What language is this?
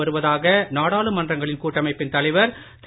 Tamil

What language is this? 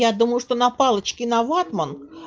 Russian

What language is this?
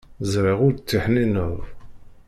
Kabyle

